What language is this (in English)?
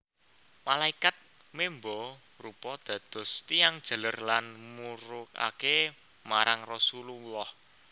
Javanese